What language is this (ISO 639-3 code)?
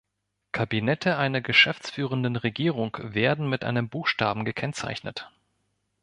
deu